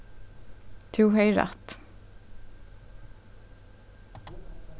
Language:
Faroese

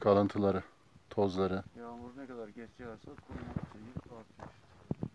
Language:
Turkish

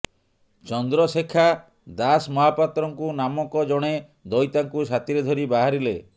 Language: Odia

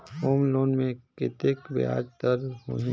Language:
Chhattisgarhi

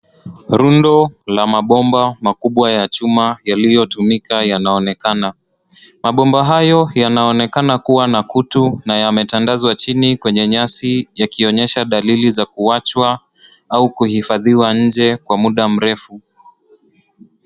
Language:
Swahili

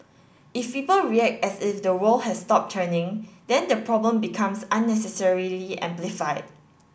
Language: English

